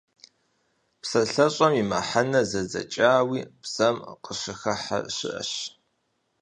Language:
Kabardian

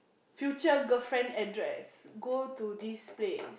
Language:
English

